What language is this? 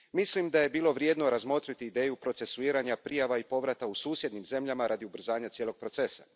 Croatian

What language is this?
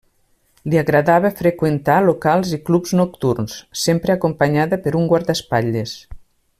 Catalan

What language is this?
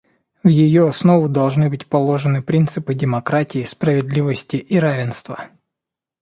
Russian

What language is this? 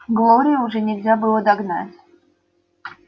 Russian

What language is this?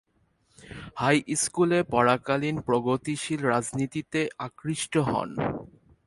Bangla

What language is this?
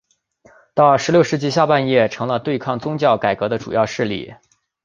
Chinese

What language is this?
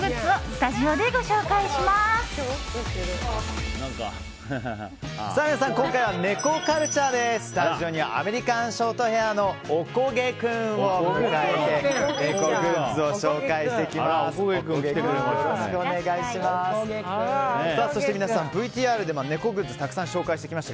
Japanese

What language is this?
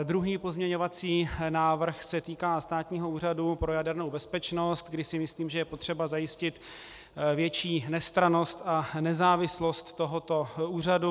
Czech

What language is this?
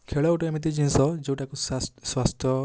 Odia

